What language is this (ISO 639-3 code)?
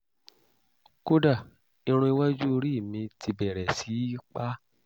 yor